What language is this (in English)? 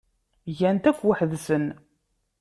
Kabyle